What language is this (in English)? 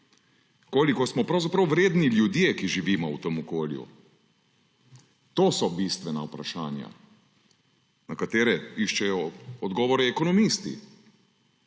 Slovenian